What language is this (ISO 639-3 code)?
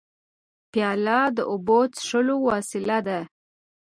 pus